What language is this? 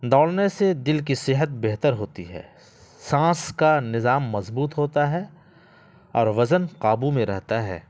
Urdu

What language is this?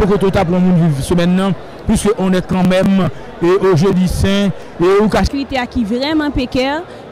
French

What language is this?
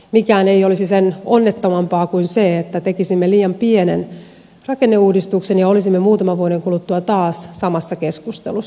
Finnish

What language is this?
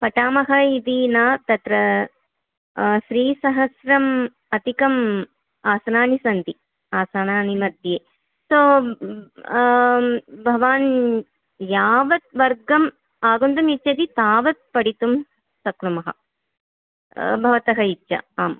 Sanskrit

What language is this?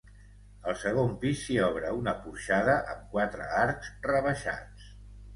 Catalan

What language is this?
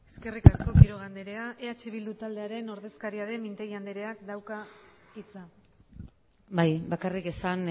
Basque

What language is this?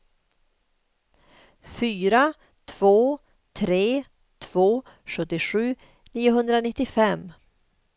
Swedish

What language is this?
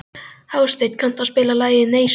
Icelandic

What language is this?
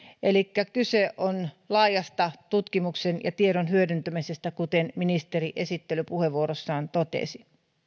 Finnish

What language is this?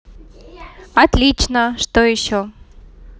Russian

